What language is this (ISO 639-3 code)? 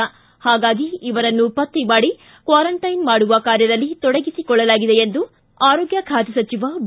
kan